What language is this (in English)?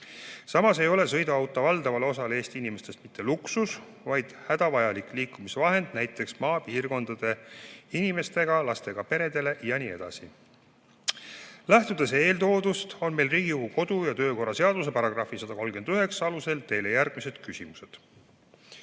Estonian